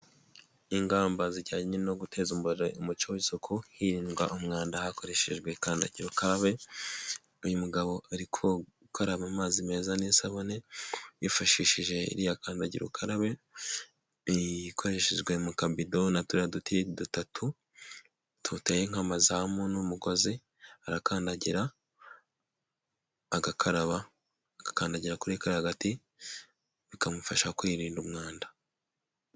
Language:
Kinyarwanda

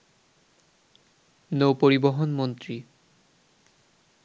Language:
Bangla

